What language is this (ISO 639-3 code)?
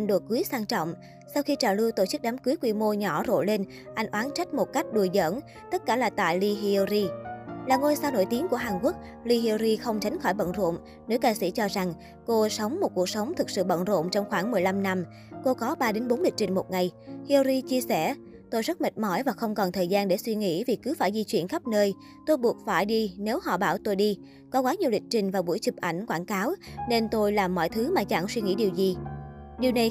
vie